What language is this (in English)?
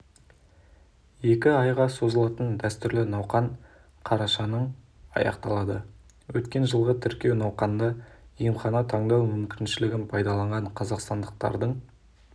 Kazakh